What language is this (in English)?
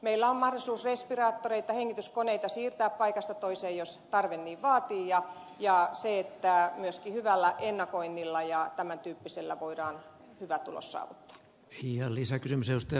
Finnish